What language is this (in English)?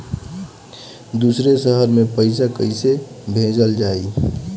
Bhojpuri